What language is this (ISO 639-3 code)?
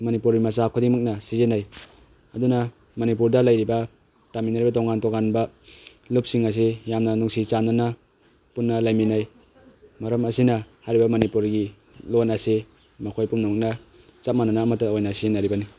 mni